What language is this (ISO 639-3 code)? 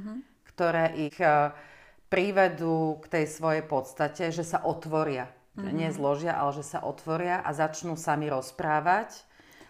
slk